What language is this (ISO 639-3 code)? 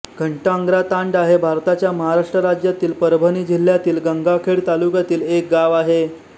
mar